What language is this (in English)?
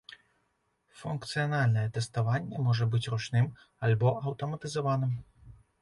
Belarusian